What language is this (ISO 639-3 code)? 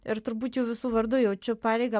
lit